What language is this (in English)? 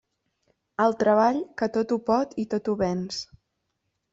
Catalan